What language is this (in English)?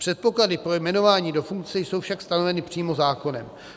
Czech